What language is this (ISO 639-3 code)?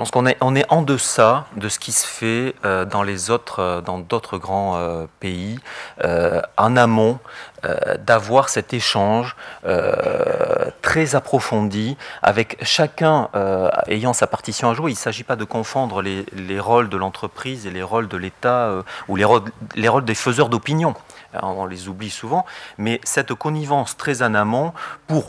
fra